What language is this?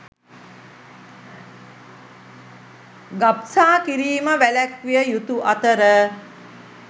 Sinhala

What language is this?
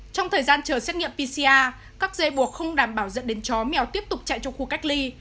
Vietnamese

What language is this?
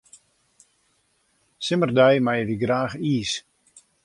Western Frisian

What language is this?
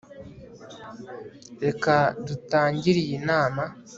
Kinyarwanda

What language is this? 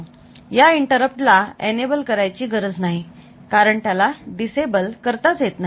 Marathi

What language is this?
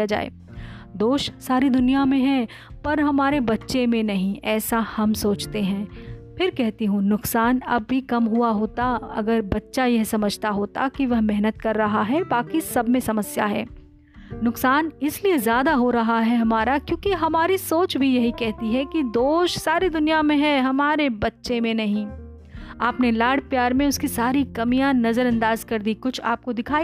Hindi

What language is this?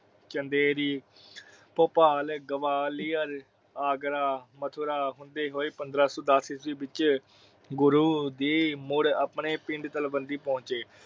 Punjabi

